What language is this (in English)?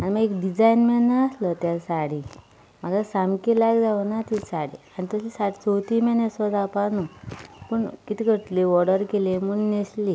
Konkani